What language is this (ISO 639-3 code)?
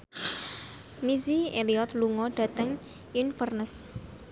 jav